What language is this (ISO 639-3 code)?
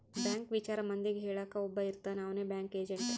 kan